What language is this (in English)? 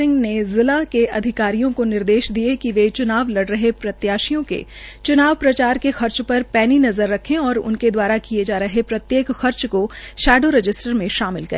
Hindi